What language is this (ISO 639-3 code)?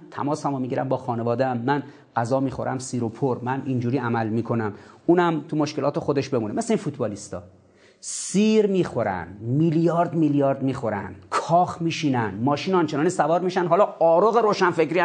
fas